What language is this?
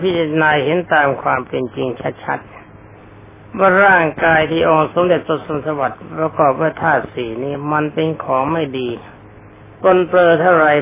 Thai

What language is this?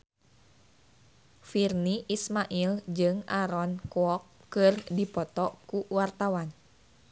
Sundanese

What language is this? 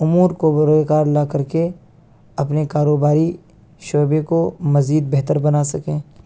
Urdu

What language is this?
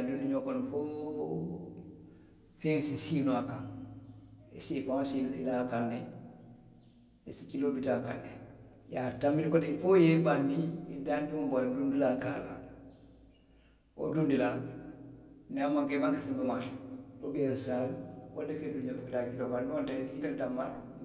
Western Maninkakan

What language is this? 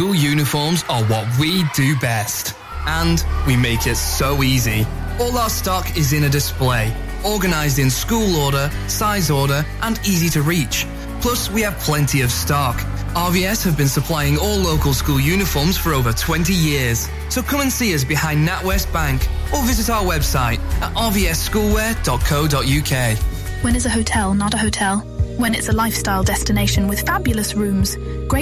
English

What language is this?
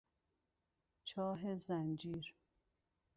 Persian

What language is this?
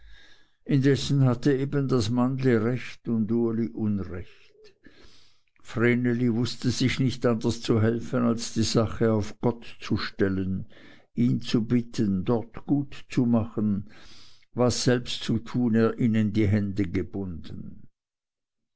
German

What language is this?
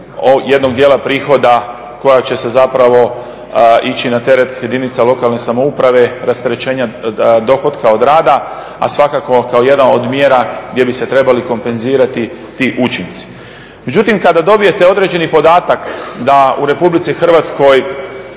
Croatian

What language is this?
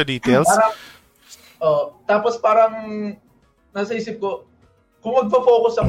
Filipino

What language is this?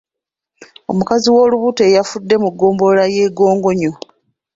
Ganda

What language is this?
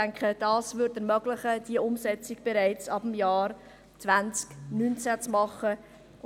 Swiss German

